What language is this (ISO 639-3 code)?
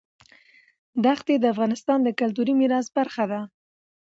pus